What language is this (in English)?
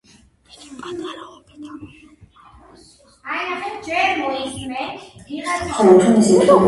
Georgian